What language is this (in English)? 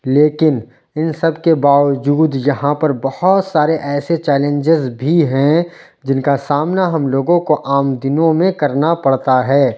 Urdu